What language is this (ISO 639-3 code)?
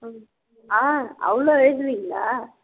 tam